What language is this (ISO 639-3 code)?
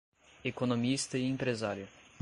por